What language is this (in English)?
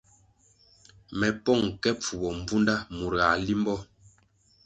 Kwasio